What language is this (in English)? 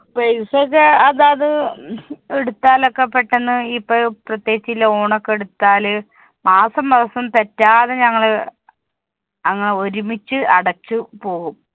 Malayalam